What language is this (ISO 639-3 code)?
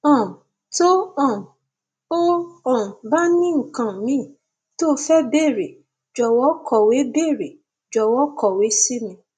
yor